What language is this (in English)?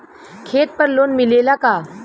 Bhojpuri